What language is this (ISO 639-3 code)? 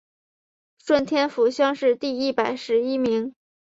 zho